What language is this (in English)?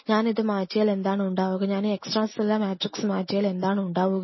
Malayalam